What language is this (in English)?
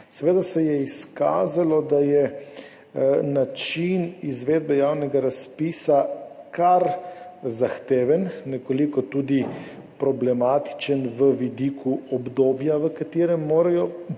Slovenian